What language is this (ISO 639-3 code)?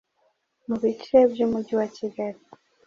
kin